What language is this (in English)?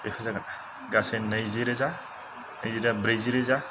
Bodo